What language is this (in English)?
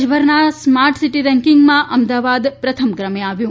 Gujarati